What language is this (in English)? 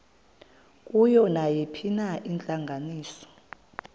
Xhosa